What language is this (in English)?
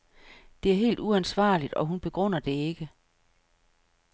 Danish